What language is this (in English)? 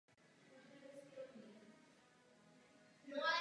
Czech